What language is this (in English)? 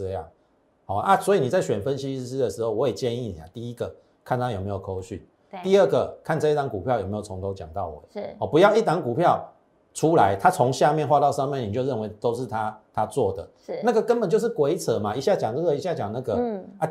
Chinese